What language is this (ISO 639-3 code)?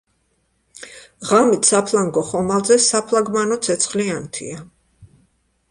kat